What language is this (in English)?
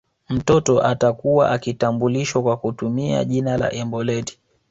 Swahili